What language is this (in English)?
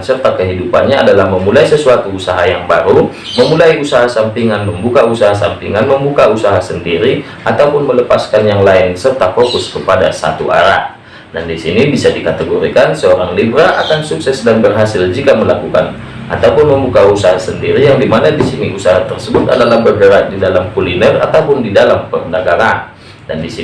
Indonesian